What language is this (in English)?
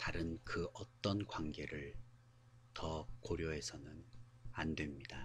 Korean